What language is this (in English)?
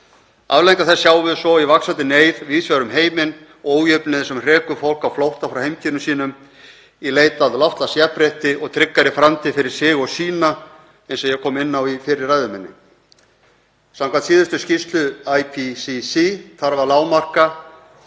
Icelandic